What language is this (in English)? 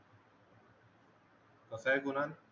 Marathi